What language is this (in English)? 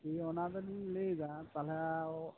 Santali